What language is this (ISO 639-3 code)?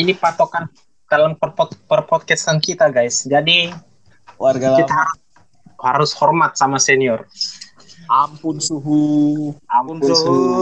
ind